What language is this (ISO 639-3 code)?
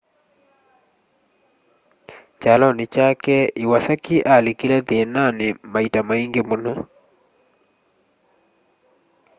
kam